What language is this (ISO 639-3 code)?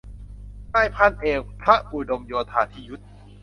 tha